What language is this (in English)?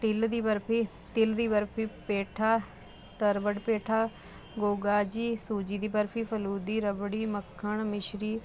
Punjabi